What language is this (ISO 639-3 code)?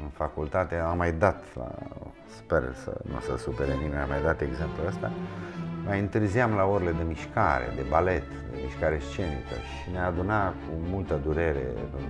ron